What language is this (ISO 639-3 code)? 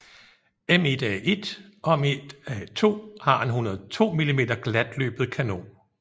dan